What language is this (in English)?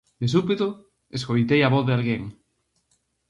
Galician